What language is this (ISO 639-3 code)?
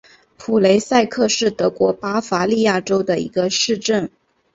zho